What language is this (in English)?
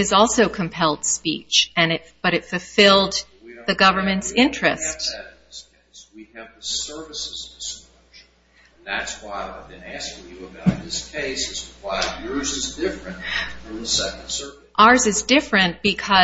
English